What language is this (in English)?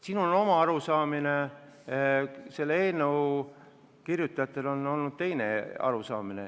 Estonian